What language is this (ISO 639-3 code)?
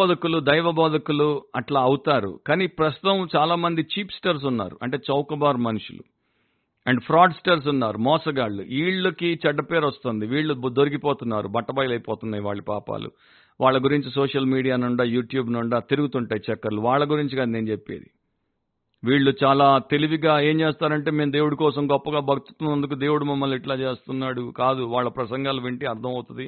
tel